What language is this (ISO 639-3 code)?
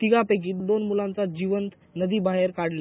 mar